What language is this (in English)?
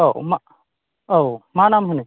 Bodo